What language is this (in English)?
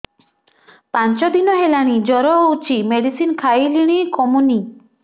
Odia